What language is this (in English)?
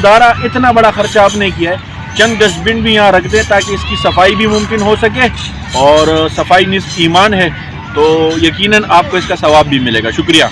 Urdu